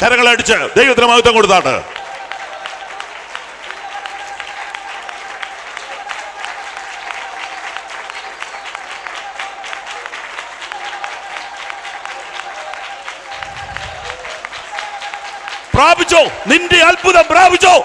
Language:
Malayalam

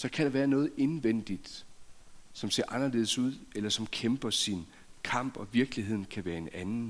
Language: Danish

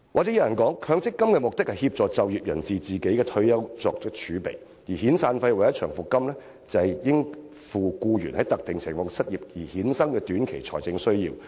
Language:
Cantonese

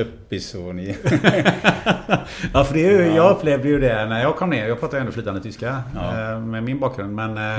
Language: Swedish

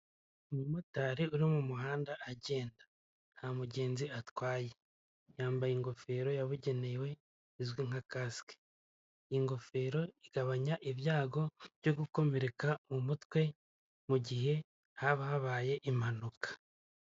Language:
Kinyarwanda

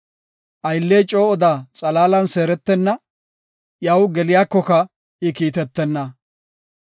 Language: Gofa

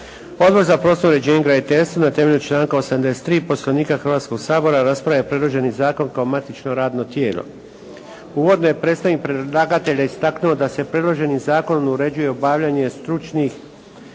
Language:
Croatian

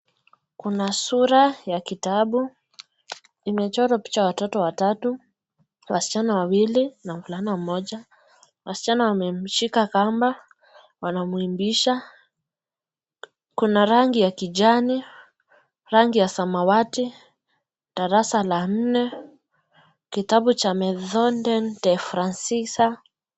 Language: Swahili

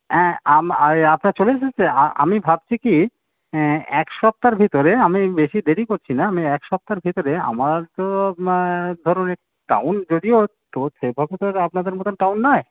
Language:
Bangla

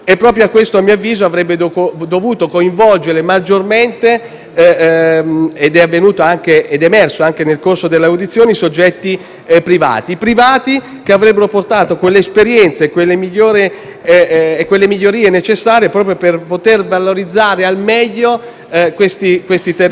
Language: Italian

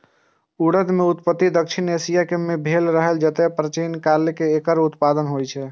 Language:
Maithili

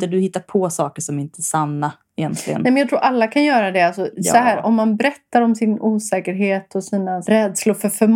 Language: Swedish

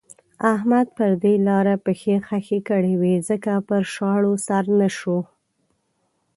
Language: Pashto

